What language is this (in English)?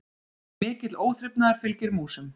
Icelandic